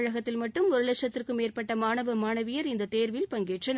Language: Tamil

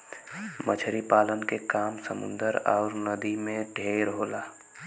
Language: Bhojpuri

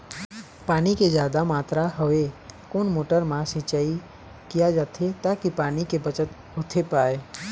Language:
Chhattisgarhi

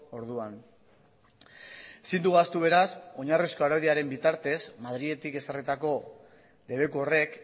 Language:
Basque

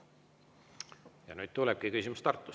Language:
Estonian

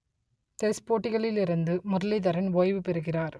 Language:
Tamil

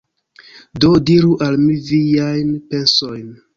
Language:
Esperanto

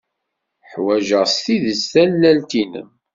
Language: Kabyle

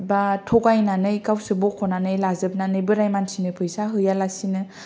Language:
Bodo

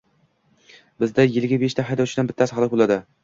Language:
Uzbek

